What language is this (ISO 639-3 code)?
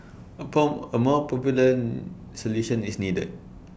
eng